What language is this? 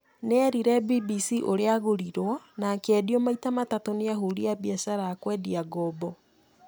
Kikuyu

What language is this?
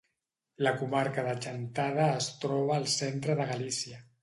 Catalan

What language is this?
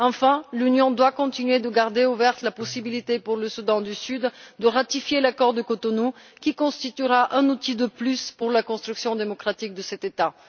French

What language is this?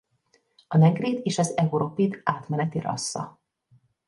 Hungarian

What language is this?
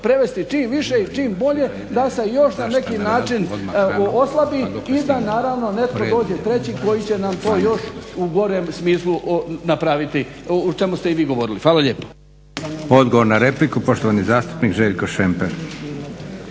Croatian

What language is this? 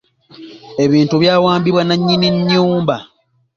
Ganda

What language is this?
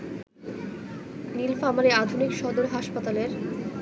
Bangla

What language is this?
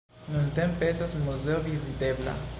Esperanto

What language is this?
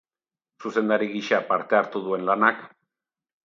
Basque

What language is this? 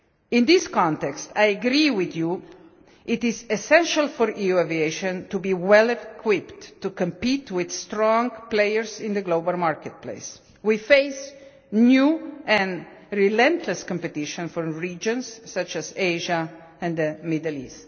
English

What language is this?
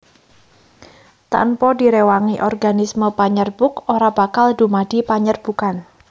Javanese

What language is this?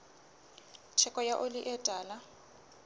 Southern Sotho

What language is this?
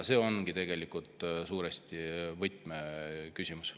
Estonian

